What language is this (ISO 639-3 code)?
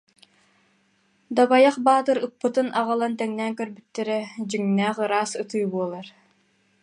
sah